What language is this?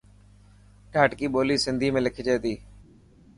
Dhatki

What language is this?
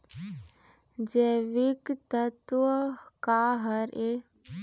Chhattisgarhi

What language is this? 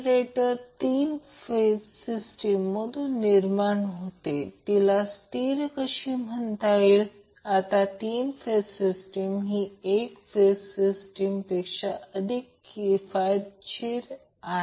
Marathi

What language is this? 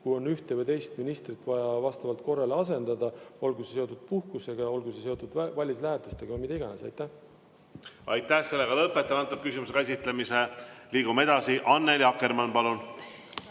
Estonian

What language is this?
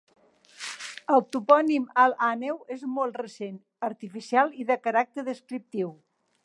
Catalan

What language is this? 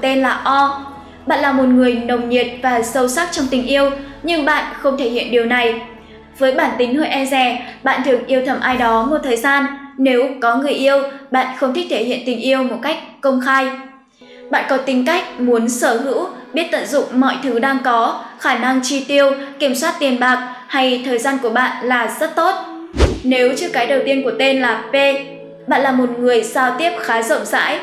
Vietnamese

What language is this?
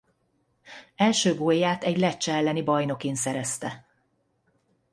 Hungarian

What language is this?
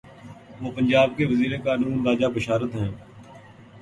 Urdu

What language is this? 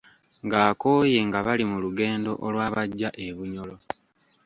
Ganda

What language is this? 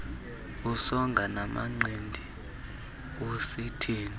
Xhosa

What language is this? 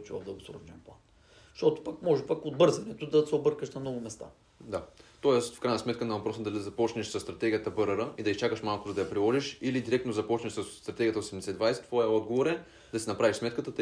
Bulgarian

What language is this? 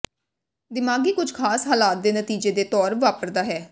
Punjabi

